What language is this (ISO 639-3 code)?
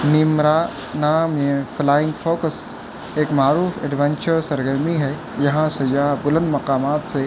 urd